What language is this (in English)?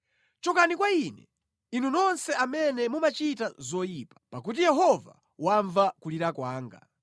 Nyanja